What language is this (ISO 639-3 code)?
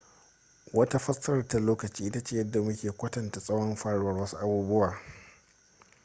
hau